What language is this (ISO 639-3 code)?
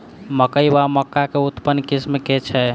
mai